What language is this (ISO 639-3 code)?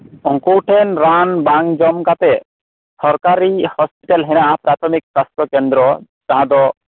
sat